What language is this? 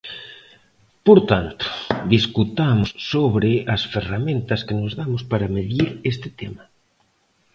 Galician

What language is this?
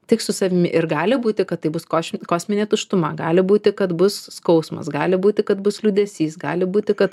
Lithuanian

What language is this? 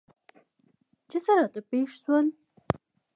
Pashto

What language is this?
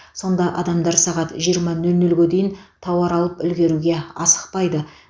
Kazakh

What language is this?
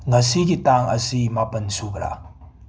Manipuri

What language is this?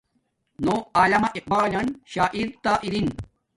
Domaaki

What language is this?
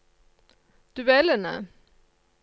Norwegian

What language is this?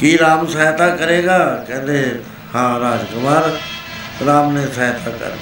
Punjabi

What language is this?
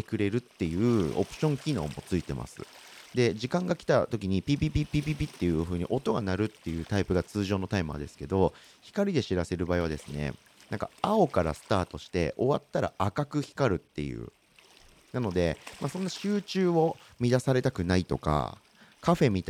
Japanese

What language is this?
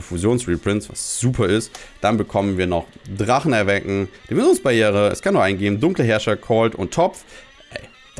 German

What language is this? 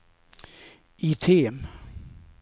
Swedish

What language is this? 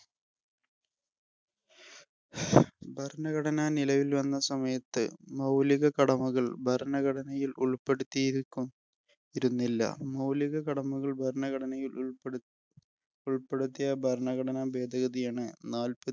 Malayalam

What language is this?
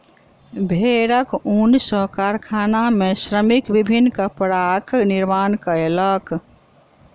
Maithili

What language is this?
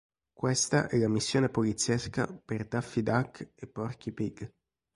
Italian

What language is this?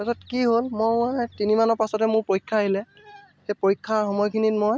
Assamese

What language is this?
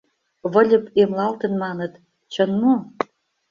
Mari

